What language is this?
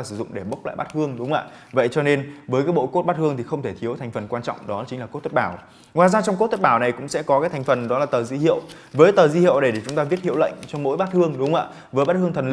Vietnamese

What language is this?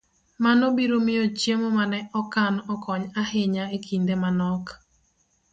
Luo (Kenya and Tanzania)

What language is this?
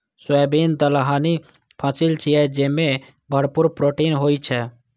Maithili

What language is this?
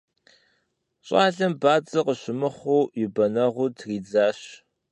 Kabardian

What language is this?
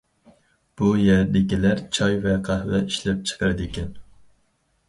Uyghur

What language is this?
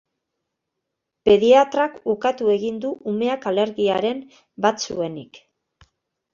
Basque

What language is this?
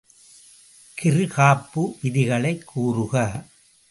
Tamil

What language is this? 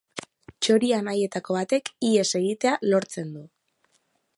Basque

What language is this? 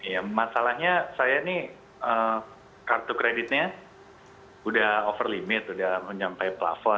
Indonesian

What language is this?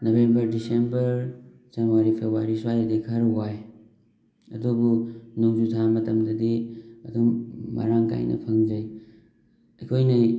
Manipuri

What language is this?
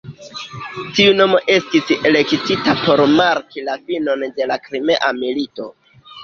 Esperanto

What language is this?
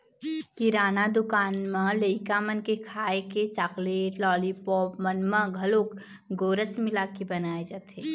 Chhattisgarhi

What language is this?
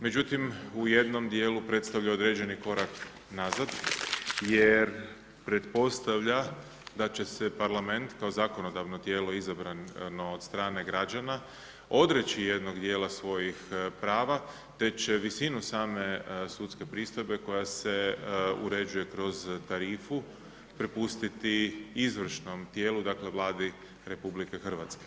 Croatian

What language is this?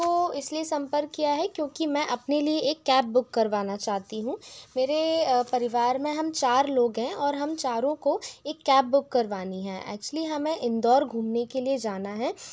Hindi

